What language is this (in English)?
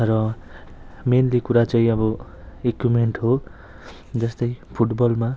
Nepali